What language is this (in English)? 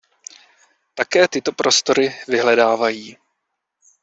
Czech